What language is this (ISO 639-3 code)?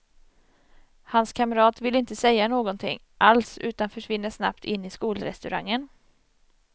swe